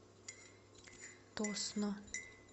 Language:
Russian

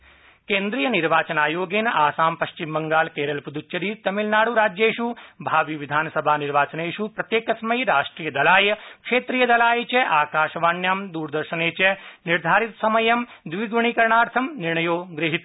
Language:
Sanskrit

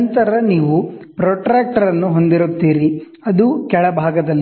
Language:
Kannada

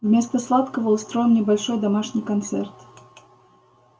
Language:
Russian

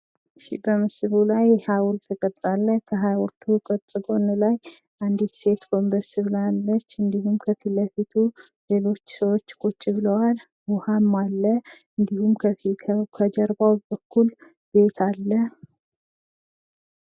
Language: Amharic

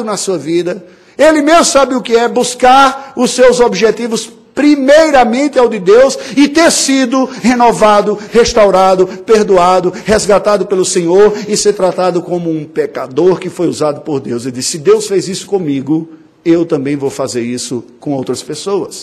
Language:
Portuguese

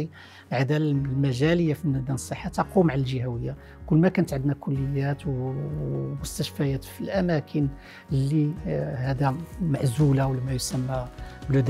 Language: Arabic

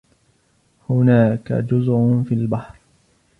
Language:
Arabic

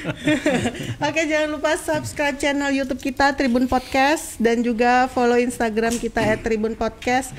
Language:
Indonesian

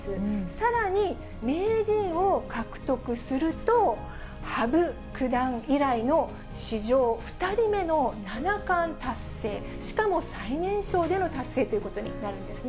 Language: Japanese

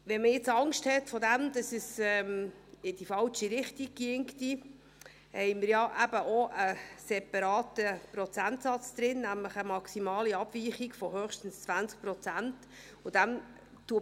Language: Swiss German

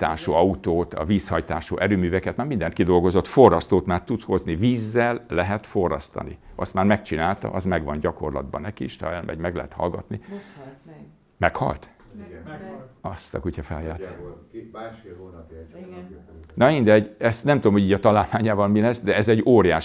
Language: Hungarian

